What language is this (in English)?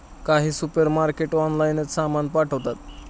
Marathi